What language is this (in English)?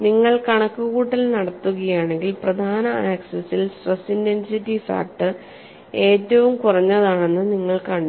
Malayalam